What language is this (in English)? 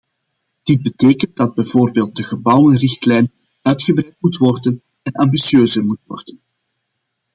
Dutch